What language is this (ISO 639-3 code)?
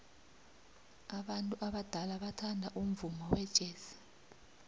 nbl